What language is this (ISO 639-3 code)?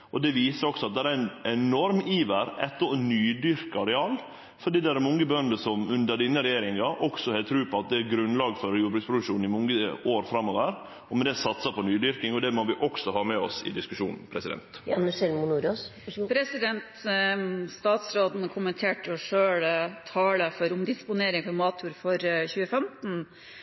nor